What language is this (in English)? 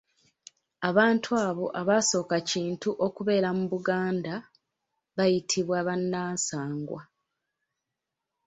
Ganda